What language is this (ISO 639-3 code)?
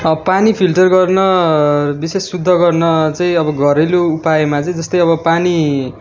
nep